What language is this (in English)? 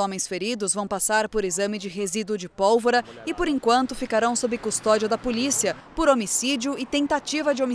Portuguese